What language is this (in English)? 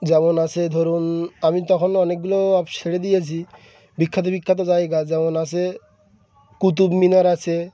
Bangla